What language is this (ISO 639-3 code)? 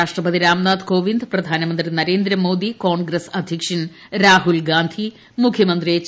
mal